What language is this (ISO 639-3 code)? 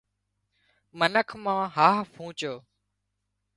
kxp